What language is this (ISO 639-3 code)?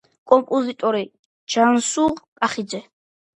kat